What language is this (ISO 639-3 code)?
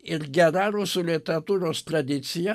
lit